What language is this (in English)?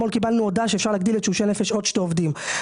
Hebrew